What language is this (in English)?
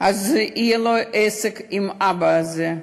Hebrew